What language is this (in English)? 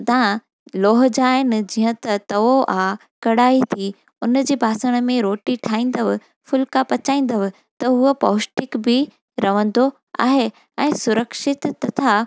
Sindhi